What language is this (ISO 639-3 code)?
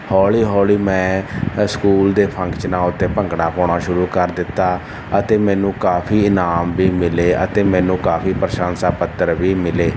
pan